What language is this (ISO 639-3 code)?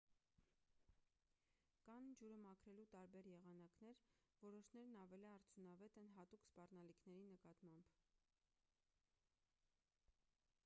hye